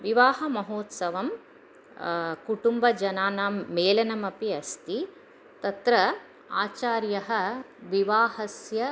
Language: Sanskrit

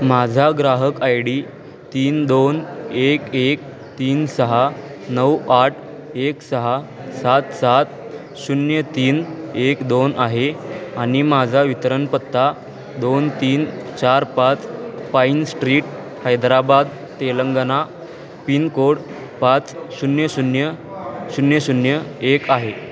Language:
Marathi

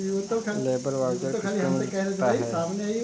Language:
Hindi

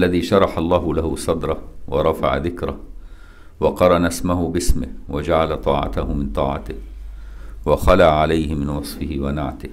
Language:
Arabic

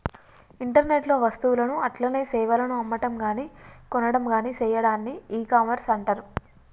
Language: Telugu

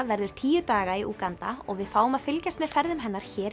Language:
Icelandic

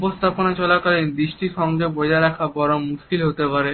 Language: Bangla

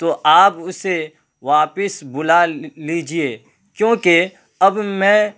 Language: Urdu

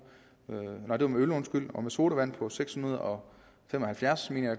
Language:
Danish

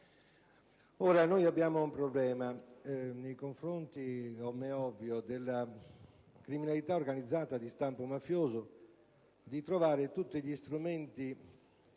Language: Italian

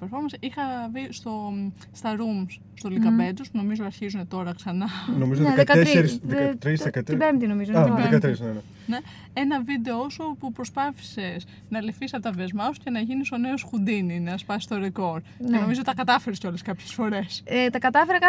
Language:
Greek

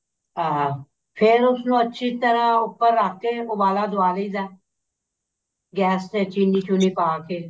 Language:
Punjabi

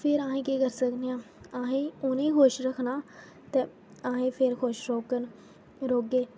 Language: Dogri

